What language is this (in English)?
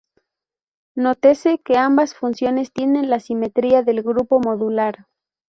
Spanish